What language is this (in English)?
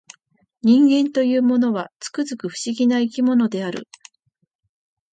Japanese